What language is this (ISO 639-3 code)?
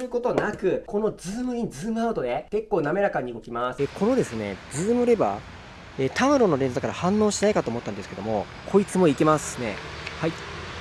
jpn